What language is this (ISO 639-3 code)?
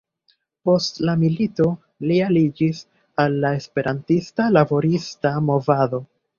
epo